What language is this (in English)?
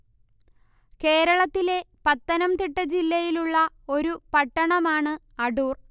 Malayalam